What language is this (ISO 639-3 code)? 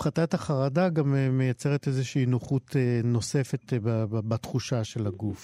heb